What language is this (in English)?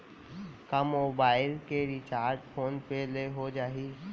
Chhattisgarhi